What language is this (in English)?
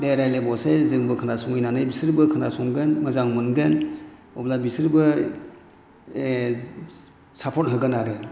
Bodo